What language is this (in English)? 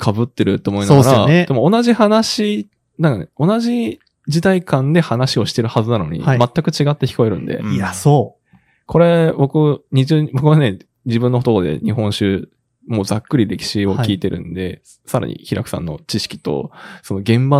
Japanese